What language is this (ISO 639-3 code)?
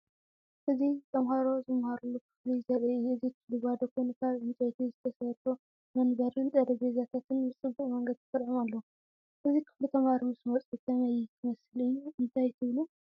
tir